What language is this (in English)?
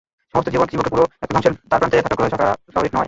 Bangla